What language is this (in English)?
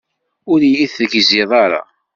Kabyle